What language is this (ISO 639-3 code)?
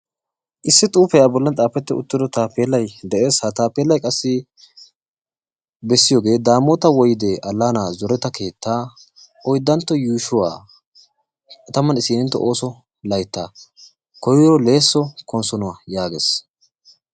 wal